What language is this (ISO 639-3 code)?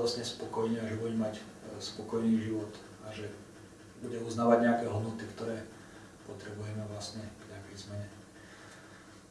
rus